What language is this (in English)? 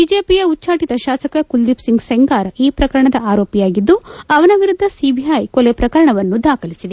Kannada